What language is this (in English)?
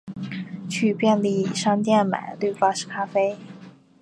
Chinese